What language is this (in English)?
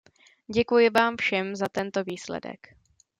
Czech